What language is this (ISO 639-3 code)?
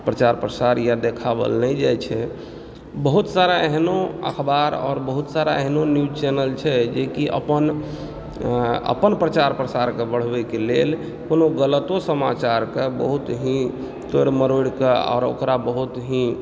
mai